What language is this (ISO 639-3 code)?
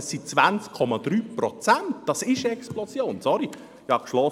gsw